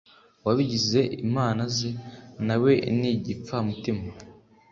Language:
Kinyarwanda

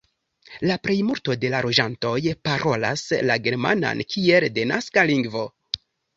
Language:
Esperanto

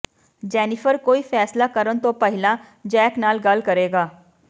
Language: Punjabi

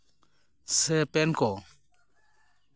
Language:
Santali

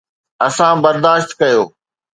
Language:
Sindhi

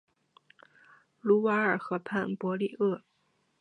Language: Chinese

